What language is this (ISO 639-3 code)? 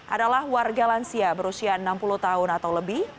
ind